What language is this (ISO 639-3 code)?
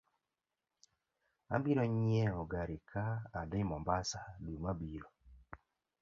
luo